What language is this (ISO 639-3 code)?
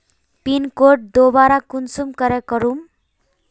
mag